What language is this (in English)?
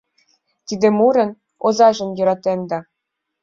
Mari